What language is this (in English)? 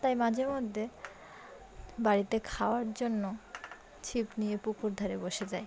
Bangla